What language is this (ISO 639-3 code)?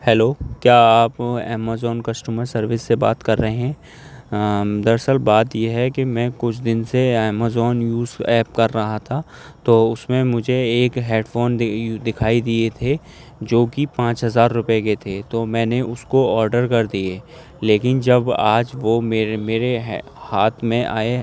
urd